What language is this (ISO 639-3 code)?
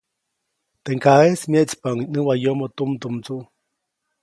zoc